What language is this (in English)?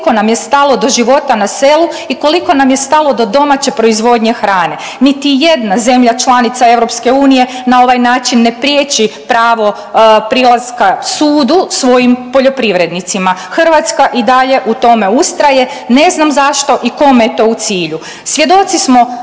Croatian